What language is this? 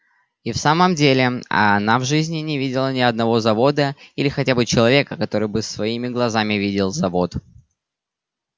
Russian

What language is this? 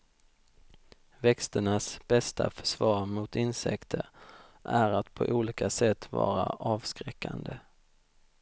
Swedish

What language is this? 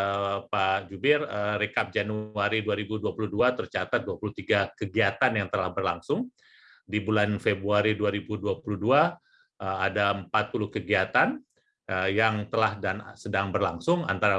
Indonesian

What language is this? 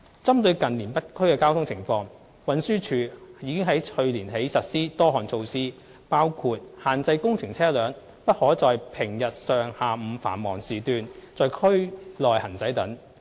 Cantonese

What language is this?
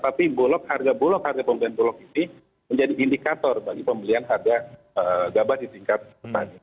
Indonesian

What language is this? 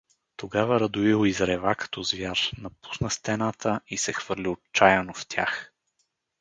Bulgarian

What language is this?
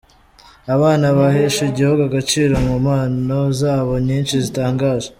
Kinyarwanda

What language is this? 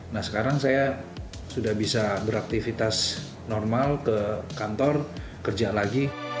Indonesian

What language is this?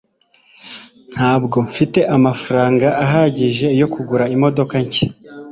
Kinyarwanda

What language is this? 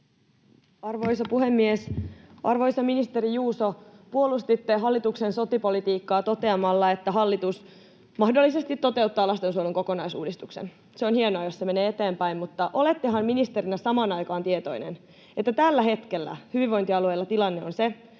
Finnish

